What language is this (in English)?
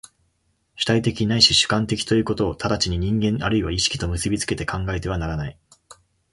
Japanese